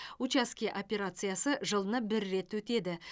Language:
Kazakh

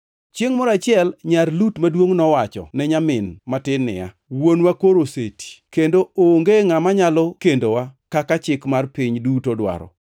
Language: Luo (Kenya and Tanzania)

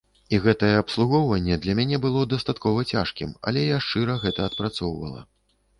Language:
Belarusian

